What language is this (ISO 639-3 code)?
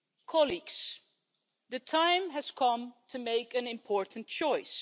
eng